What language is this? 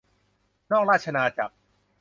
Thai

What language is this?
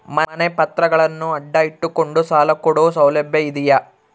Kannada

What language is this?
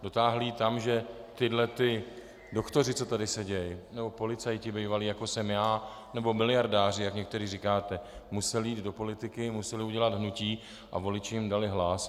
Czech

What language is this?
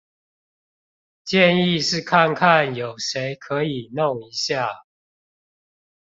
Chinese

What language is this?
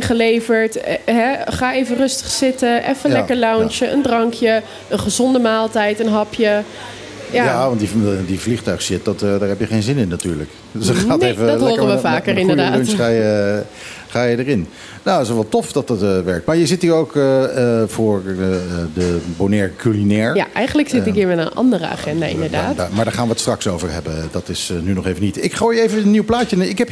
Dutch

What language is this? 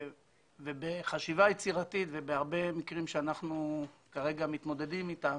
Hebrew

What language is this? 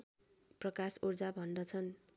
Nepali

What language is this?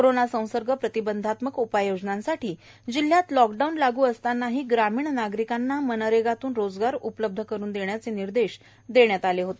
Marathi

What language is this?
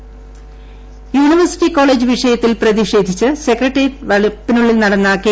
Malayalam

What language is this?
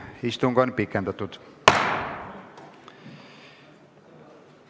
Estonian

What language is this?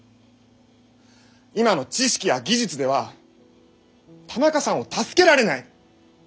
Japanese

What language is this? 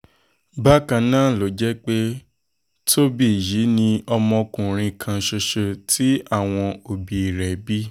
Yoruba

